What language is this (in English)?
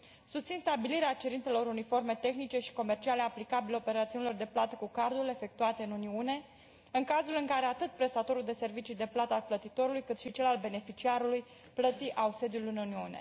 Romanian